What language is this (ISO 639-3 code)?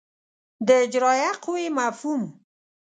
pus